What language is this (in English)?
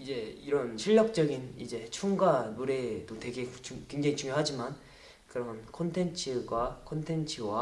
Korean